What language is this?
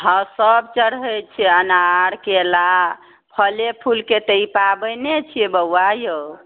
Maithili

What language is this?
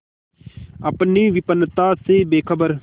Hindi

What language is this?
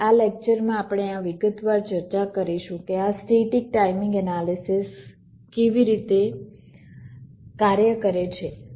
Gujarati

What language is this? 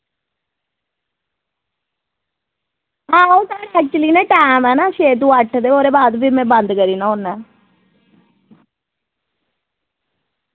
Dogri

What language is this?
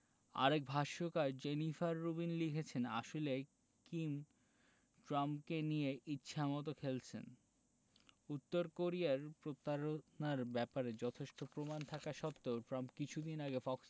Bangla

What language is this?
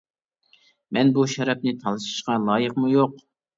Uyghur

